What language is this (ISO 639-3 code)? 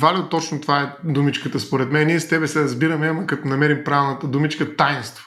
bul